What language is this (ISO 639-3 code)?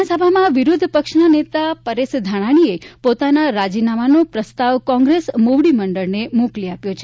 guj